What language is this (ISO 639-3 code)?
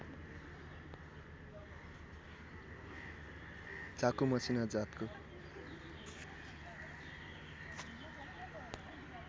nep